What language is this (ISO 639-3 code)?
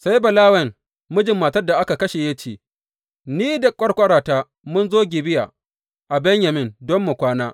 hau